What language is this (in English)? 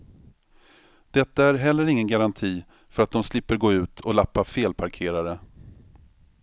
Swedish